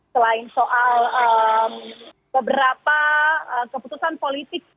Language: Indonesian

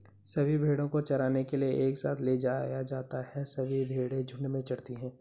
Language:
Hindi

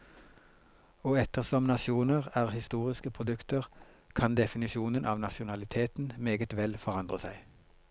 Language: Norwegian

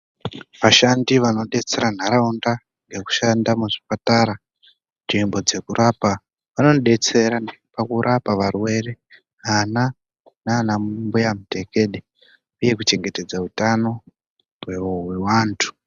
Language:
Ndau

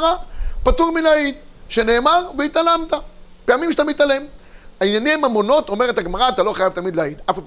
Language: Hebrew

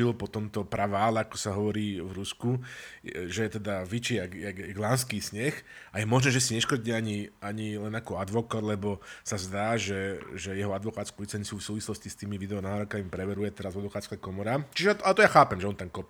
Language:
Slovak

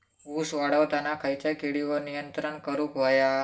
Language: Marathi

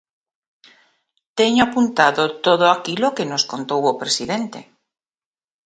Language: Galician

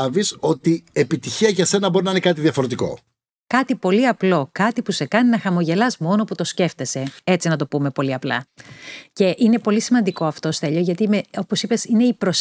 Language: Greek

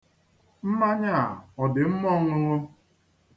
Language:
Igbo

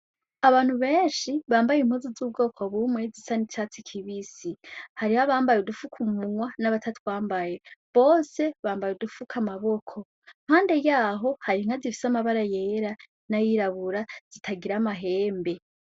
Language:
Rundi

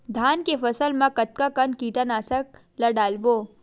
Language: Chhattisgarhi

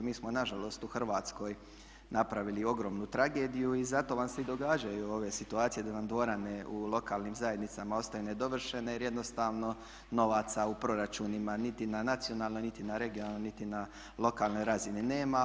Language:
Croatian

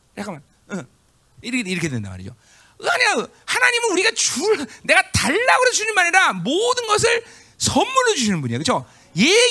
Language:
Korean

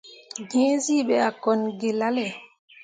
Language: Mundang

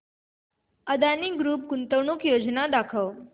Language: Marathi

